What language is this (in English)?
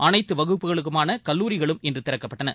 Tamil